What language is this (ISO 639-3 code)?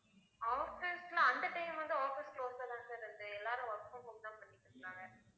tam